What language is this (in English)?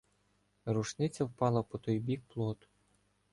Ukrainian